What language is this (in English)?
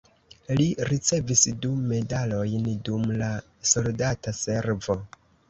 Esperanto